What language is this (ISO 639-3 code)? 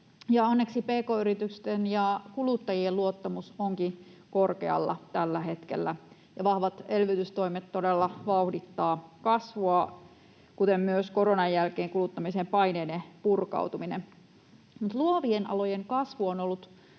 fin